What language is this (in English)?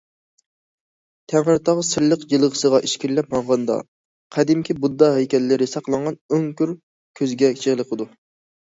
Uyghur